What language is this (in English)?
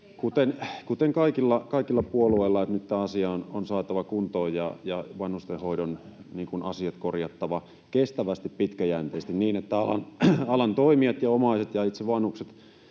Finnish